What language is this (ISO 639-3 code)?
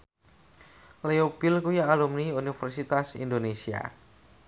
jav